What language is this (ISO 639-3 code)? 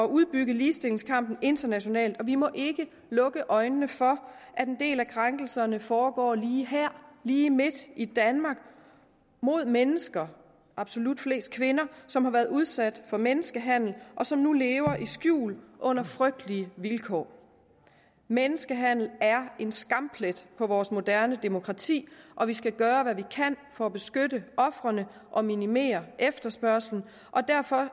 dan